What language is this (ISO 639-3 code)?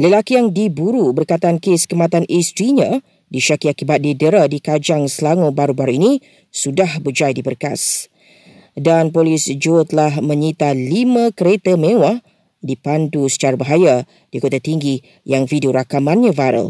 msa